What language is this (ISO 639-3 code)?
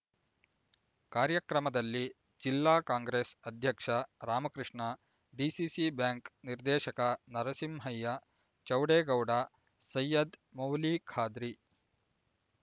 kan